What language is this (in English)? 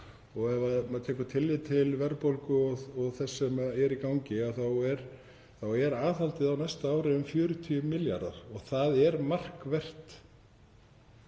Icelandic